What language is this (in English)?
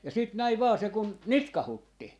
Finnish